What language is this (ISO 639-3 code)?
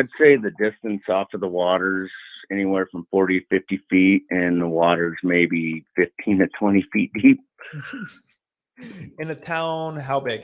eng